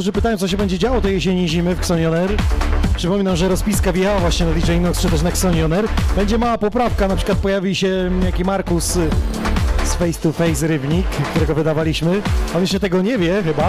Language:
Polish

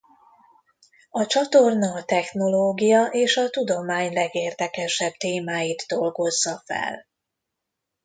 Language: Hungarian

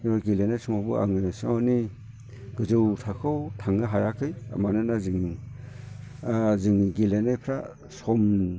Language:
Bodo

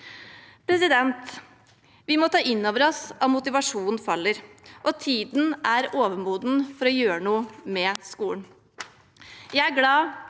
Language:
Norwegian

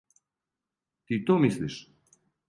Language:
Serbian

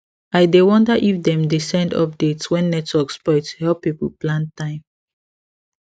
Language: Nigerian Pidgin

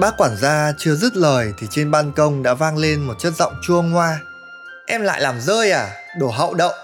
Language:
Vietnamese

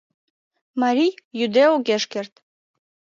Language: Mari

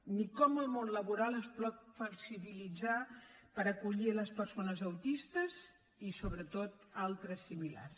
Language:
Catalan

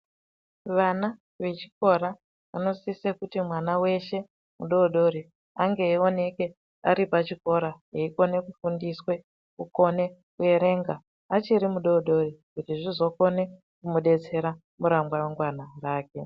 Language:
Ndau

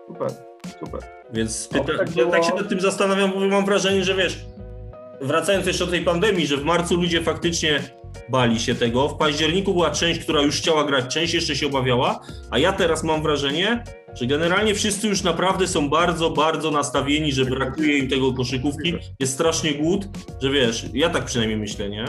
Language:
Polish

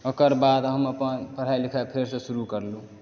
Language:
Maithili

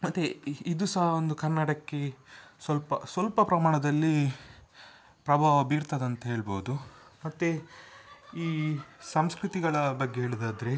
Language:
Kannada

